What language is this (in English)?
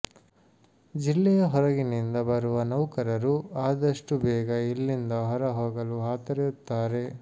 Kannada